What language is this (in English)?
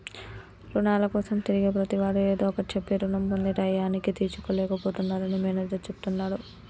Telugu